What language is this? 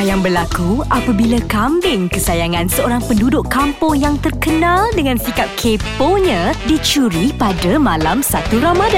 Malay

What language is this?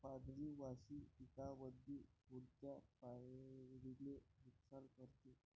Marathi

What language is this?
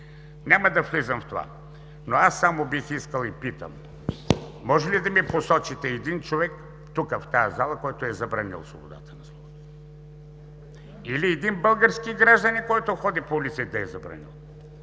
Bulgarian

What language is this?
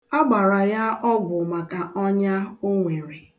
Igbo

